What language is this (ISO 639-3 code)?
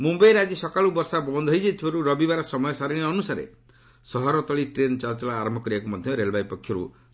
ori